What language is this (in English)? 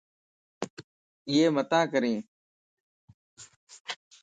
Lasi